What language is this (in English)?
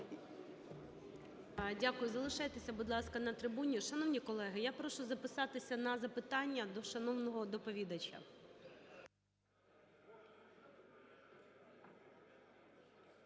Ukrainian